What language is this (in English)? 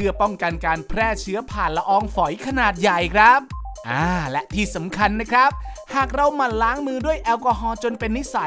Thai